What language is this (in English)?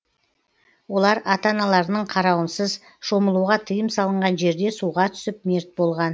Kazakh